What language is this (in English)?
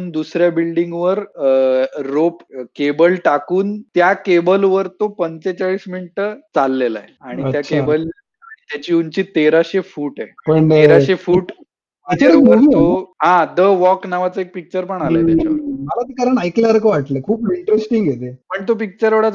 Marathi